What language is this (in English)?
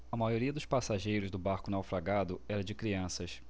Portuguese